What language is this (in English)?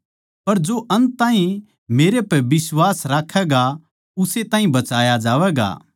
Haryanvi